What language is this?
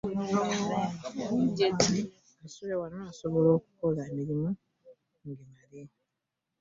Ganda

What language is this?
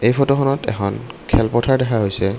Assamese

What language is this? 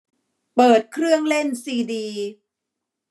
Thai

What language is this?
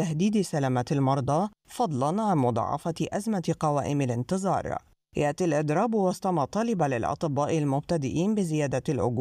Arabic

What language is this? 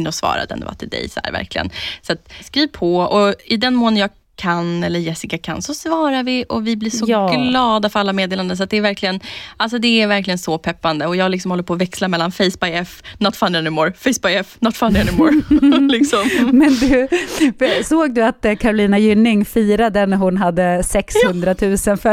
Swedish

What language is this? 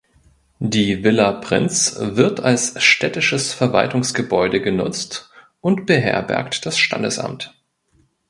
German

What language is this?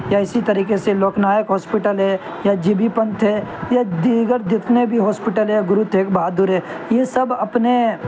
Urdu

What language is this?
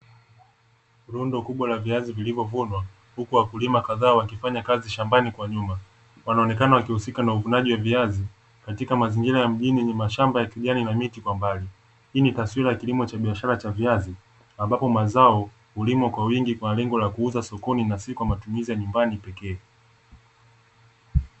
Swahili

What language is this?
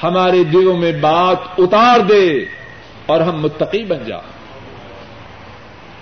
Urdu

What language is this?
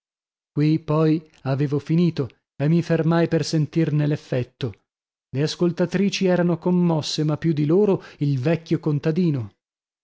Italian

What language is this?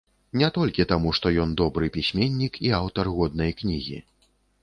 Belarusian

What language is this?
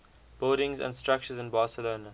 English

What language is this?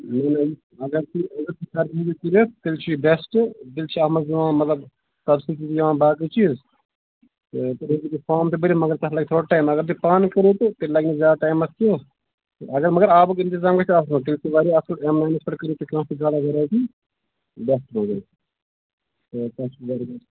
Kashmiri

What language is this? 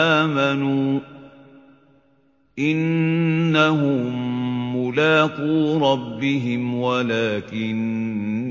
Arabic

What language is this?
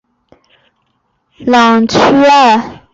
Chinese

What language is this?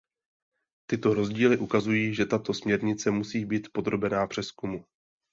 Czech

